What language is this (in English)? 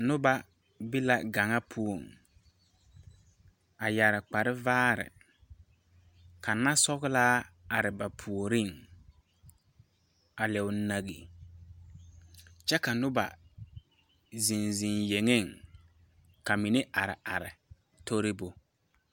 Southern Dagaare